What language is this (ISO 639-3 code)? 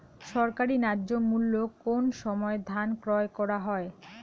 ben